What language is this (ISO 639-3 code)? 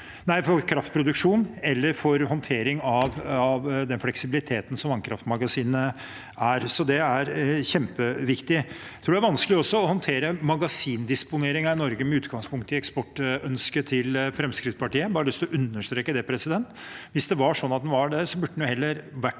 nor